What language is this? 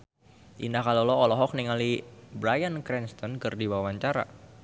Sundanese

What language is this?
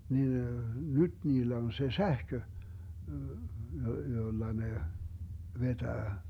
Finnish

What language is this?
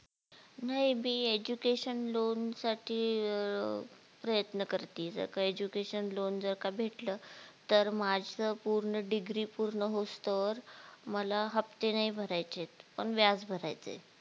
Marathi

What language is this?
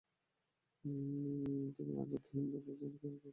Bangla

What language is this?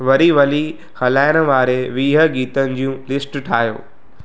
Sindhi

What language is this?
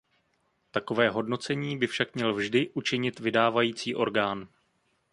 Czech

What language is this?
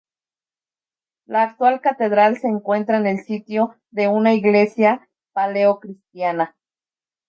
Spanish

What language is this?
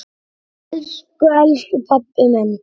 Icelandic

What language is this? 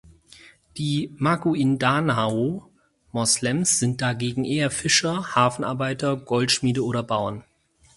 German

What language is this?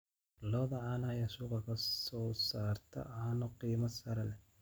Somali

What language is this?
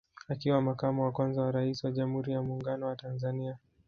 Swahili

